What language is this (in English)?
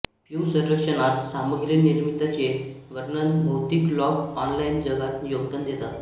Marathi